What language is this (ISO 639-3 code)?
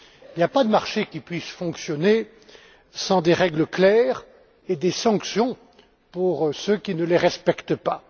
fra